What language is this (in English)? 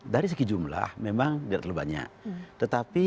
Indonesian